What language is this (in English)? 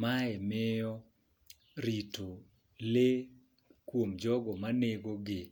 Luo (Kenya and Tanzania)